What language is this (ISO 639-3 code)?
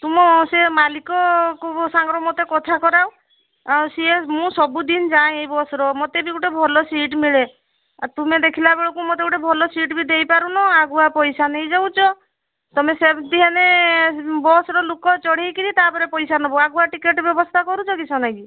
ori